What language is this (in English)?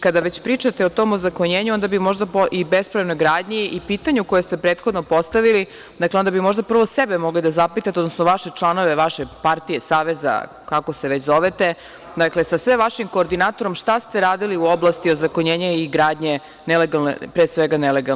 Serbian